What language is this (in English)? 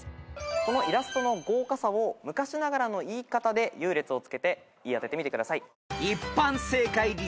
Japanese